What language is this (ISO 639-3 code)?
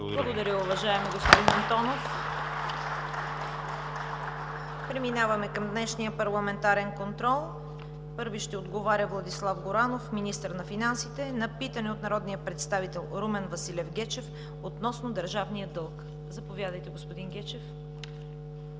bul